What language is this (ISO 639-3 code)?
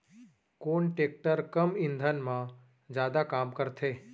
hne